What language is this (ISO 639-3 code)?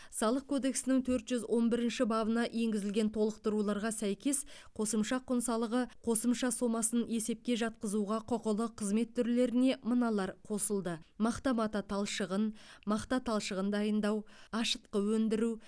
kaz